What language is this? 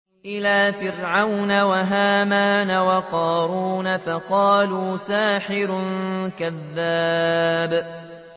Arabic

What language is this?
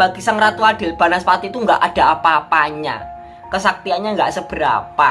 Indonesian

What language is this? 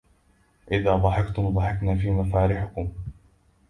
Arabic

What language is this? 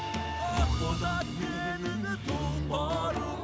Kazakh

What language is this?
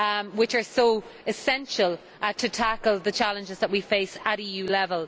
English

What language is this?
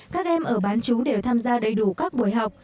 Vietnamese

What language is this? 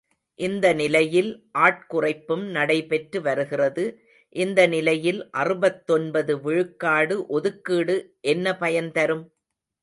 Tamil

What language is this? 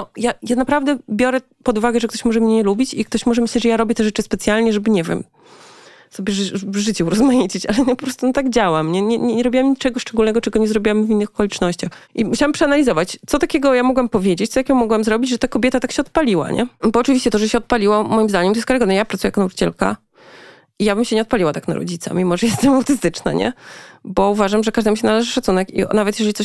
Polish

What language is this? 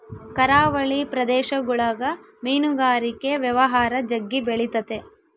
Kannada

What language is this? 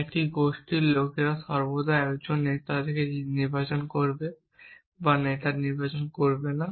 Bangla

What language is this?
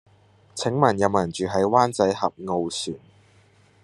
Cantonese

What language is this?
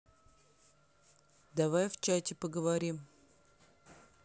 Russian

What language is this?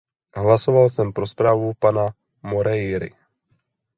Czech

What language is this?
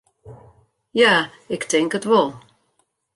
Western Frisian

